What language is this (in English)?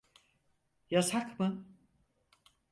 Turkish